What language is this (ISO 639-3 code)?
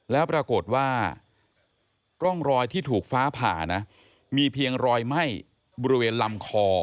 tha